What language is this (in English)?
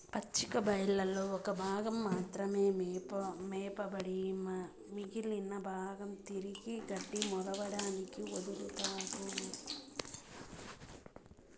Telugu